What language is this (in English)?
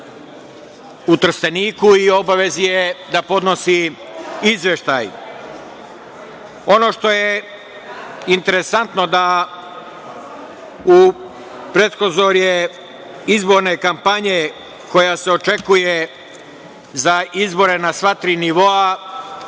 Serbian